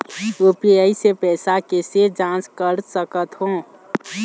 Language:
Chhattisgarhi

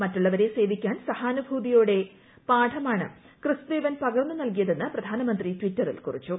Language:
Malayalam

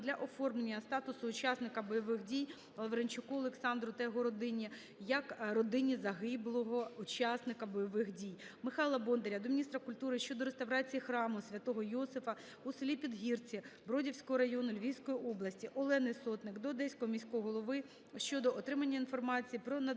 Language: Ukrainian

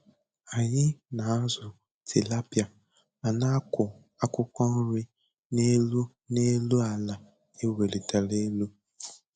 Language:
Igbo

